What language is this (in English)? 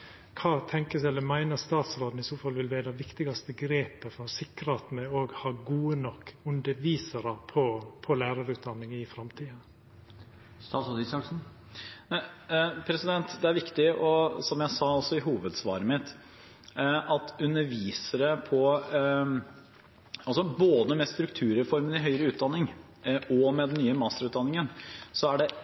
Norwegian